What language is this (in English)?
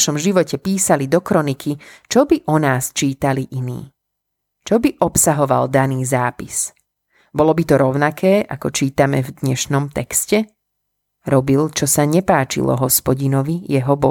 Slovak